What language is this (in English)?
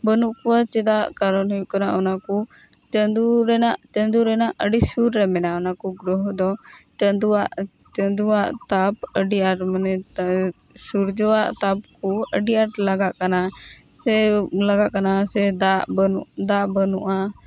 Santali